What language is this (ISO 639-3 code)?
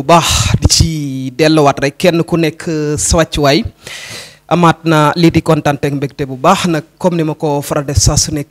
fra